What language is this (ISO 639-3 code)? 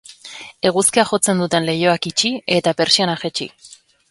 eus